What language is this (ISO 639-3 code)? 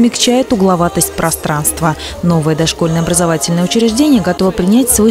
rus